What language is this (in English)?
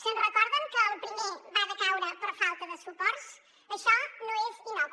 Catalan